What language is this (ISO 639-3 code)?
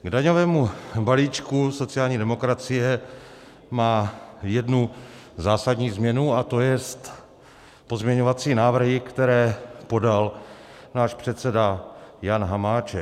ces